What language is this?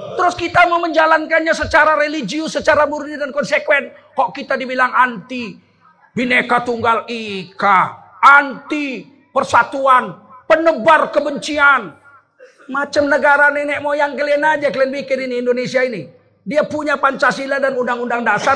Indonesian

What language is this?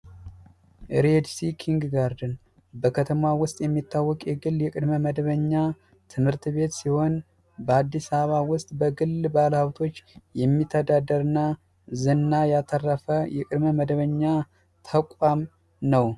Amharic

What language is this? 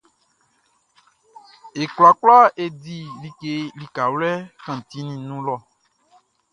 Baoulé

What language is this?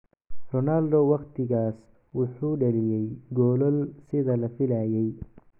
Somali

